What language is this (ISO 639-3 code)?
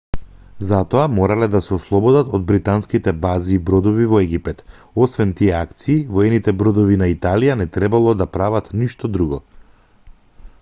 mkd